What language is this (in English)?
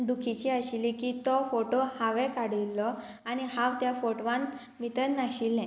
Konkani